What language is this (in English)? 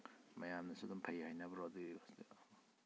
Manipuri